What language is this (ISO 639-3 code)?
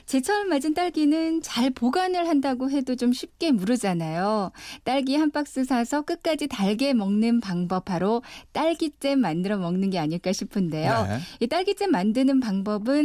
kor